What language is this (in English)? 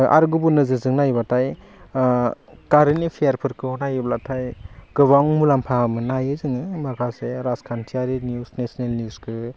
Bodo